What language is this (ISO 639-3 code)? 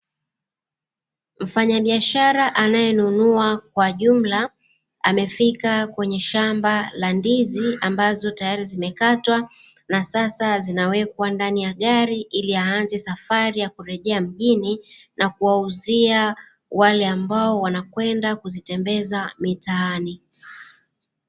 swa